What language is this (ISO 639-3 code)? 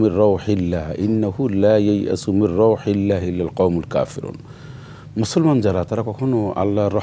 ara